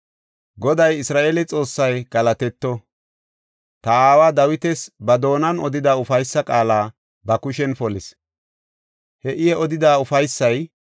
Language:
Gofa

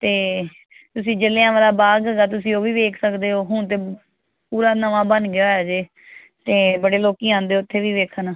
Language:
Punjabi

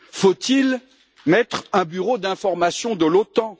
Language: French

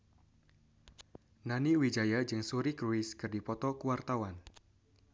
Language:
Sundanese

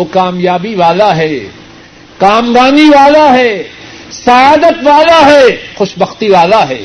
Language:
Urdu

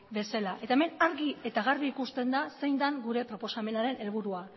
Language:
Basque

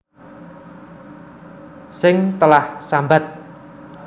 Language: Javanese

